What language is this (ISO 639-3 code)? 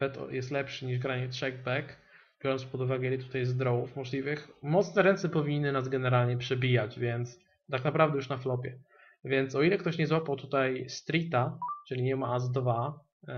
pol